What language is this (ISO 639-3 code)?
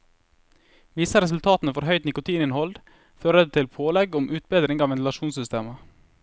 nor